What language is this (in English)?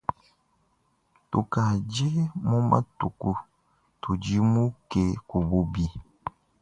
Luba-Lulua